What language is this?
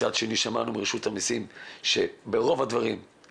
Hebrew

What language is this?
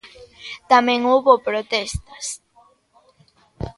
Galician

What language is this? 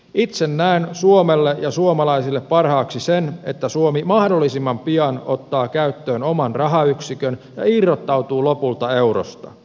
Finnish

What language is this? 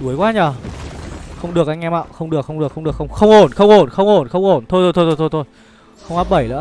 Vietnamese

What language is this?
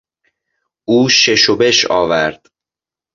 Persian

